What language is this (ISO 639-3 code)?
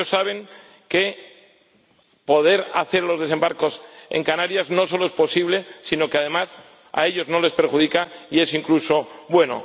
spa